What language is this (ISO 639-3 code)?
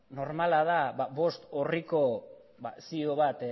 eus